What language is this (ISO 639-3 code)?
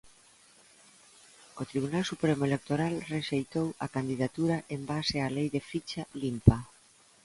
glg